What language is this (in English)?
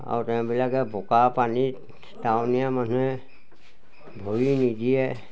Assamese